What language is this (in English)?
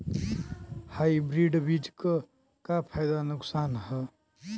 Bhojpuri